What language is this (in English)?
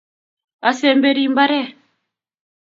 Kalenjin